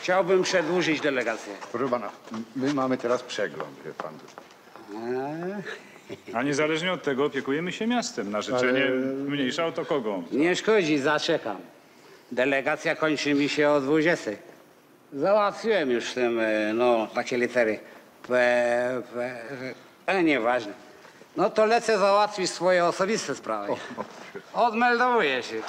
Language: Polish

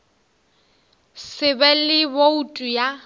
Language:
Northern Sotho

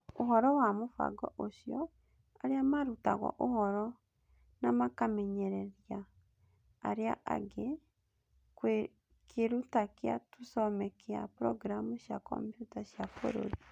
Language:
Kikuyu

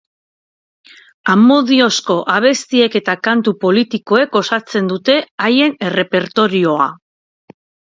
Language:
Basque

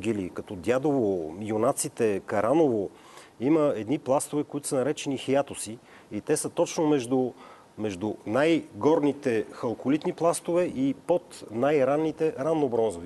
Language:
Bulgarian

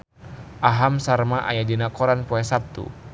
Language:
Sundanese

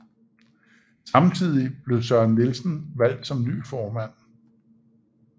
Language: Danish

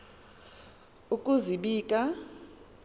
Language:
Xhosa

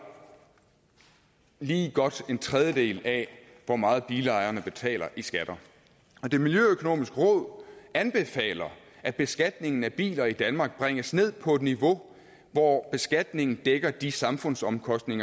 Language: Danish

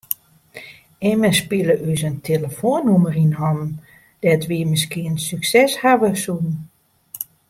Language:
Western Frisian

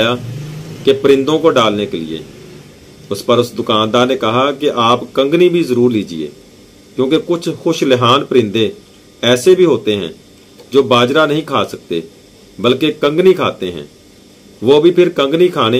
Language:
Hindi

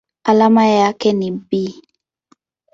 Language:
Swahili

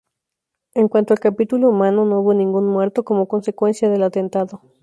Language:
Spanish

